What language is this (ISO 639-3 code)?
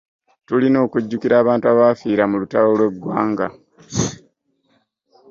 lug